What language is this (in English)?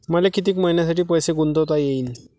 Marathi